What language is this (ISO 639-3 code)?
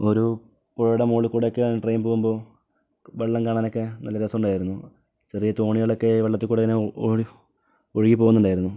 mal